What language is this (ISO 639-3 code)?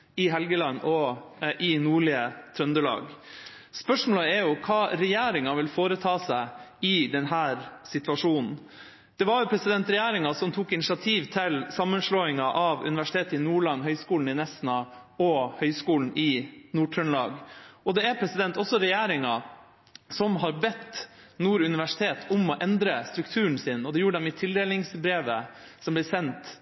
nob